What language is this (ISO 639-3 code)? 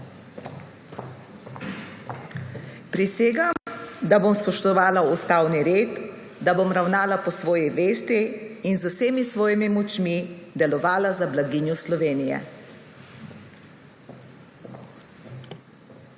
slv